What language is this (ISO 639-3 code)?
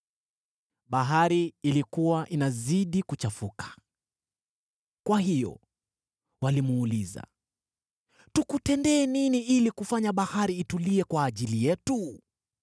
swa